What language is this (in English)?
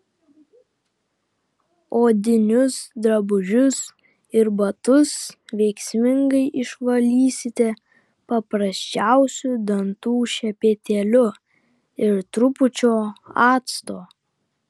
Lithuanian